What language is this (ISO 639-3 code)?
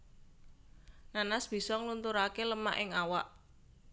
jav